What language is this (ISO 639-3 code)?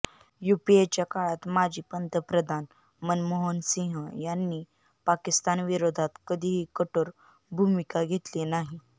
mar